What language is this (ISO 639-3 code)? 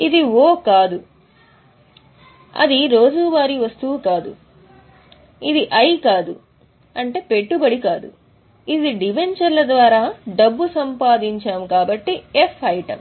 tel